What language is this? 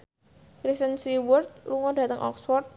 Javanese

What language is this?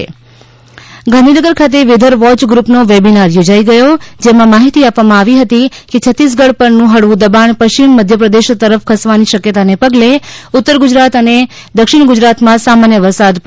Gujarati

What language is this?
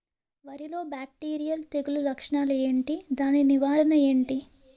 Telugu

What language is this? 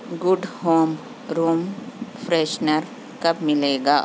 Urdu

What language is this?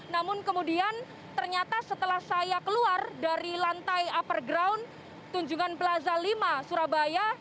Indonesian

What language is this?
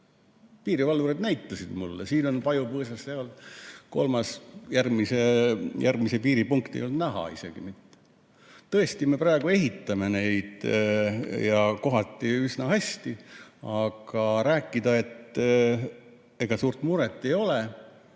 Estonian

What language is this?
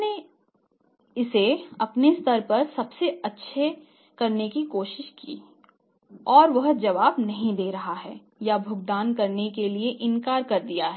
Hindi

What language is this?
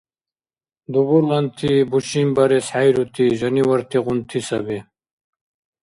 Dargwa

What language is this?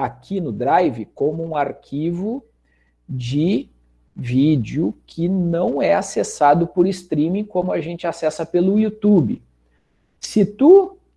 Portuguese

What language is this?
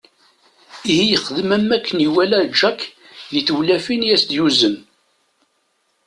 Kabyle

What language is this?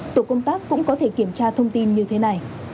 Vietnamese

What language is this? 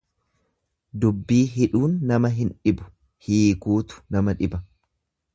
Oromo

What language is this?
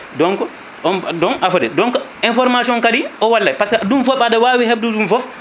Fula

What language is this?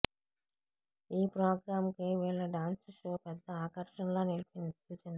Telugu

